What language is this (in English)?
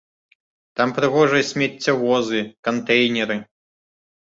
Belarusian